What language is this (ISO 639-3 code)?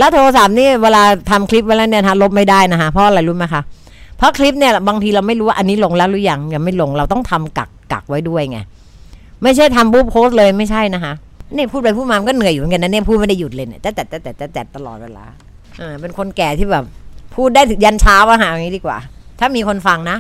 tha